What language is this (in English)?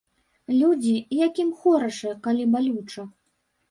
Belarusian